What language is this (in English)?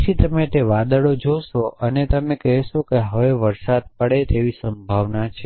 Gujarati